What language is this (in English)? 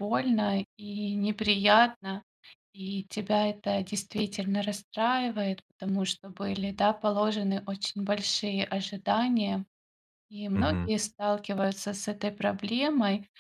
Russian